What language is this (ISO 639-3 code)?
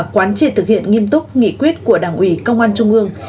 vie